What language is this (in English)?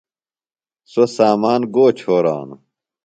Phalura